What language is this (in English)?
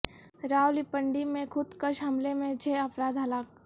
Urdu